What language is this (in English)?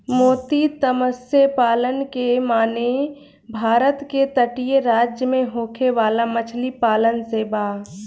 Bhojpuri